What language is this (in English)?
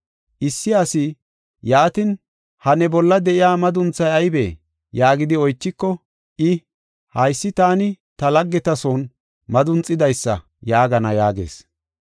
Gofa